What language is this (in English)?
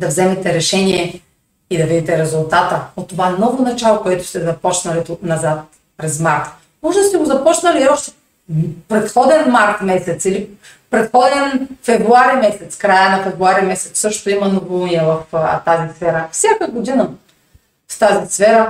Bulgarian